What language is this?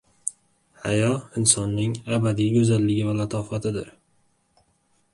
Uzbek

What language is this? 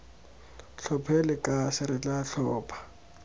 Tswana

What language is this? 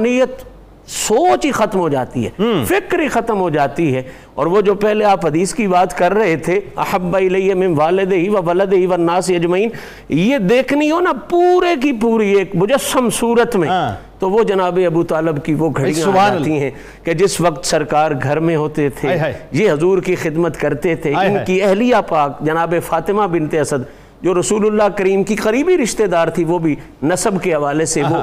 Urdu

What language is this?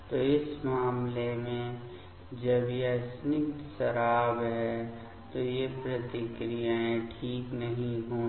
Hindi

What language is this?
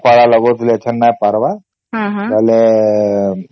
Odia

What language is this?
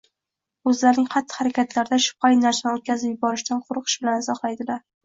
Uzbek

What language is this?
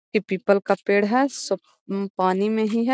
Magahi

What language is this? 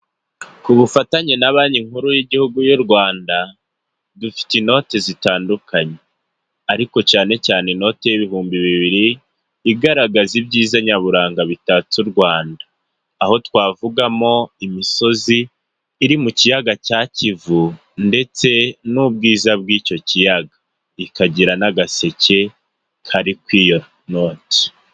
Kinyarwanda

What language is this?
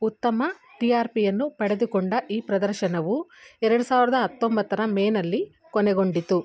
Kannada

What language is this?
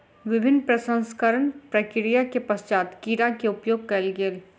Maithili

